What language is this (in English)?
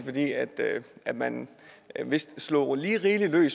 Danish